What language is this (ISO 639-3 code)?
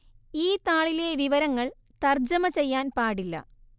mal